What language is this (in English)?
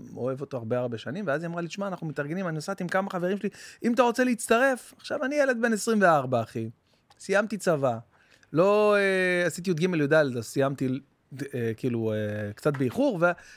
Hebrew